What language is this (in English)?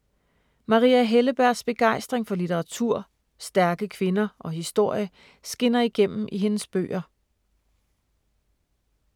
Danish